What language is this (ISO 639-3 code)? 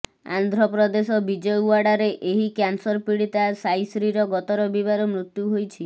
ori